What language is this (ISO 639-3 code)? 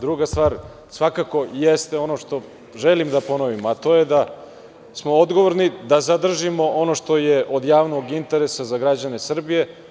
srp